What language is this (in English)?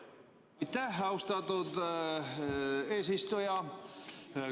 Estonian